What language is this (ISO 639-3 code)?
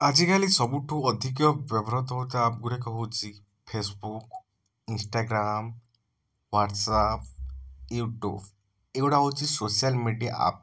ori